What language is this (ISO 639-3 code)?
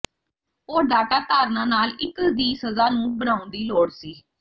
pan